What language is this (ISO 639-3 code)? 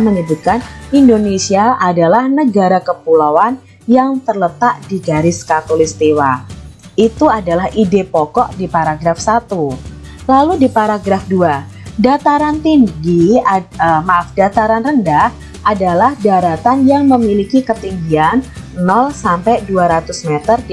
ind